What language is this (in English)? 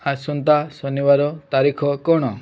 Odia